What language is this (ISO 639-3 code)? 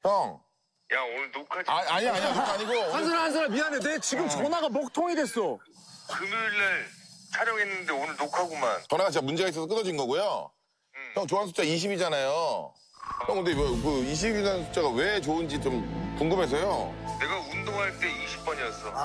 kor